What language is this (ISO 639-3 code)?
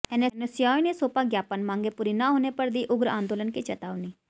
hin